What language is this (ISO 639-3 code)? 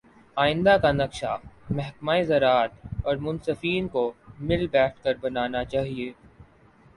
urd